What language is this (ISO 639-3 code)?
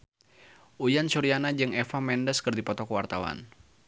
sun